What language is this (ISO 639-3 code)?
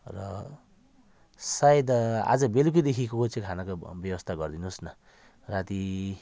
nep